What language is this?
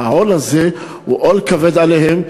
Hebrew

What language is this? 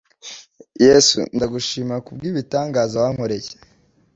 Kinyarwanda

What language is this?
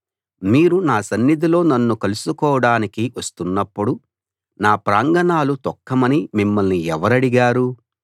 Telugu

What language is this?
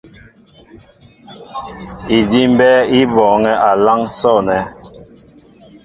Mbo (Cameroon)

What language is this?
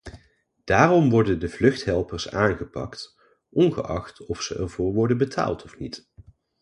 Dutch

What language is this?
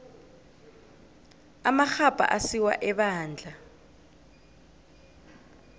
South Ndebele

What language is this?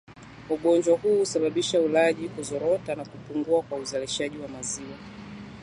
Swahili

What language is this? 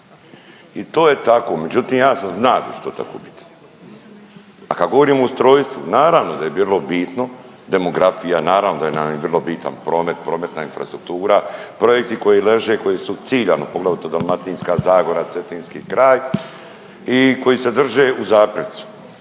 Croatian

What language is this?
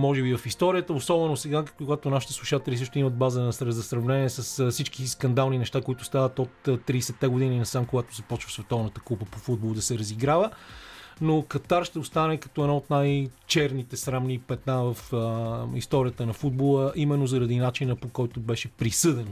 Bulgarian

